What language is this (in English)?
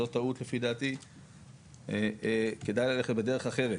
Hebrew